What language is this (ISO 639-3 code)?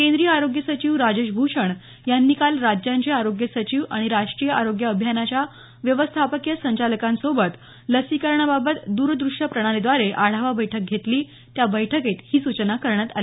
mar